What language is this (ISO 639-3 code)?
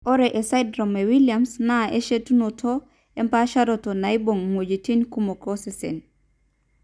mas